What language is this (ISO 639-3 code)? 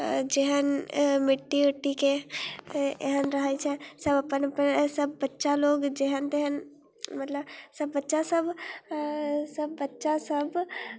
mai